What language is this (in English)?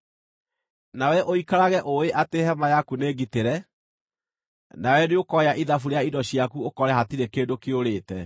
Kikuyu